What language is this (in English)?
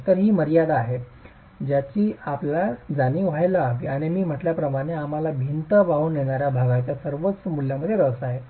Marathi